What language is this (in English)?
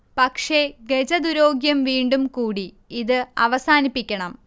Malayalam